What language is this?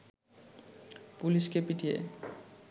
Bangla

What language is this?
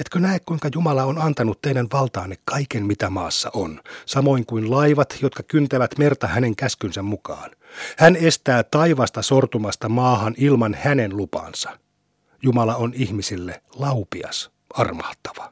Finnish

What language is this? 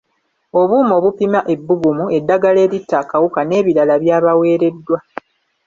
Ganda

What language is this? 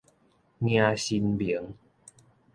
Min Nan Chinese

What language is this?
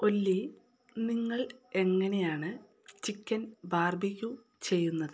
Malayalam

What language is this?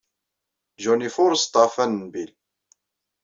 Kabyle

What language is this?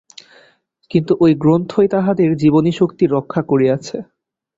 Bangla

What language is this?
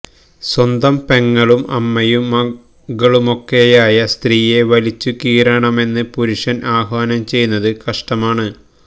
Malayalam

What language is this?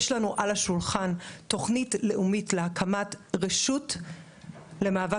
Hebrew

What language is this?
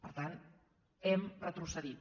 Catalan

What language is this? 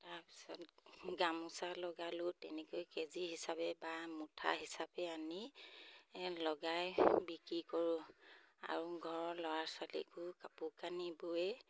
Assamese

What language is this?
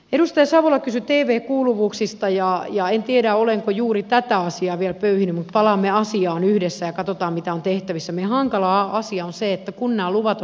Finnish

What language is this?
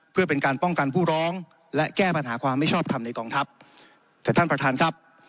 Thai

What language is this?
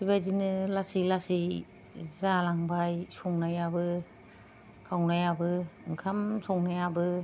Bodo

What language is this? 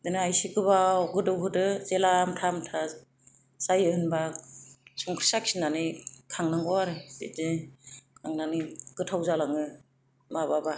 Bodo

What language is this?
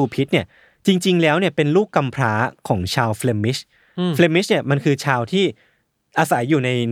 Thai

